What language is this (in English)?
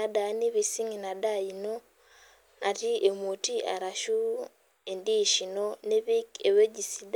Masai